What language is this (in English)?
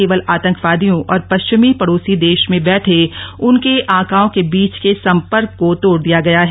Hindi